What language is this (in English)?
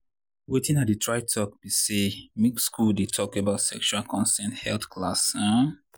Nigerian Pidgin